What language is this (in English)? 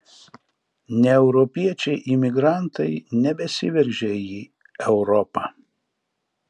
Lithuanian